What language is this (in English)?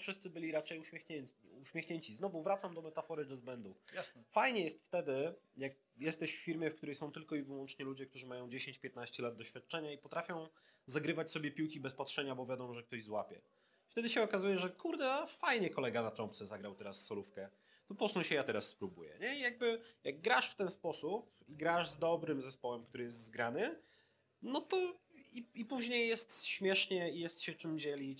Polish